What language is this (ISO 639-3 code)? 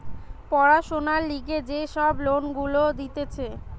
ben